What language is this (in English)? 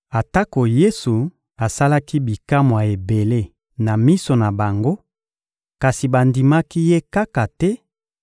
Lingala